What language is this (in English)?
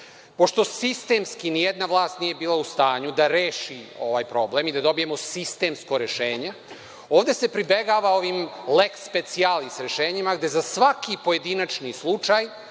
Serbian